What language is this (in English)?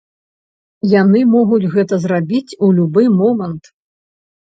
Belarusian